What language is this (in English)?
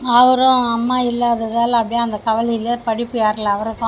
Tamil